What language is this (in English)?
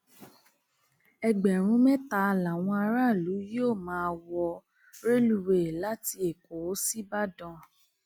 Yoruba